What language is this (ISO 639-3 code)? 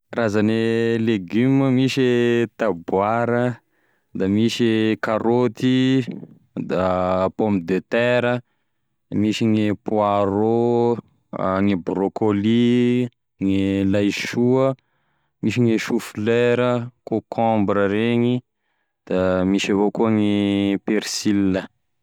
tkg